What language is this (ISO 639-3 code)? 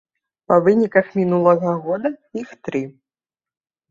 bel